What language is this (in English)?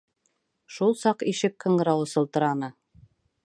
Bashkir